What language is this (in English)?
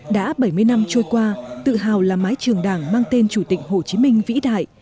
Vietnamese